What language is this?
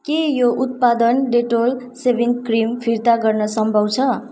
Nepali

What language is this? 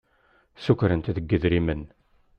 Kabyle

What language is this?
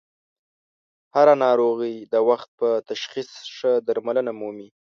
Pashto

